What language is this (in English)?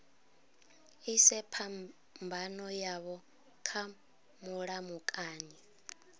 Venda